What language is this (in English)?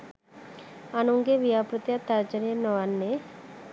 Sinhala